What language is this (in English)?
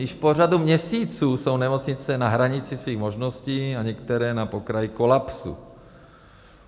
Czech